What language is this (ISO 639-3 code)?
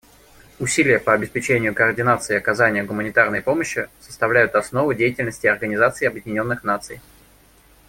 rus